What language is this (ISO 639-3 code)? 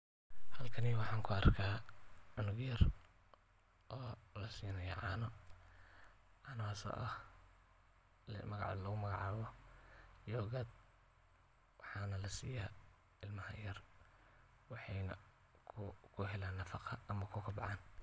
som